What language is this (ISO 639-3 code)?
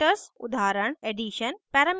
hin